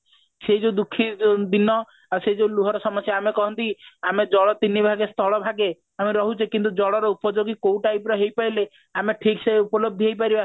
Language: Odia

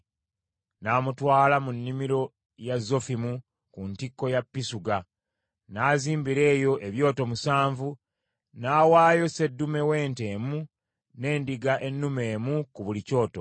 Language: Ganda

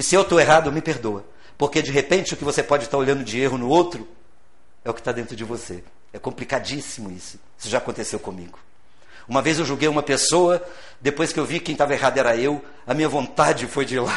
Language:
Portuguese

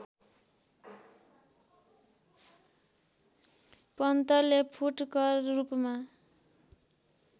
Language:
Nepali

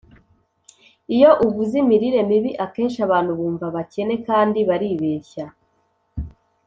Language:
Kinyarwanda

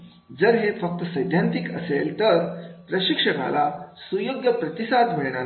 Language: Marathi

